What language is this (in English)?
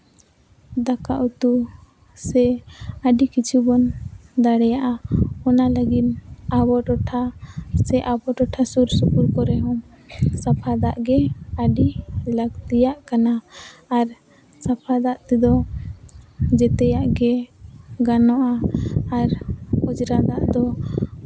Santali